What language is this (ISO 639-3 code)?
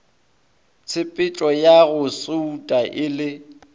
nso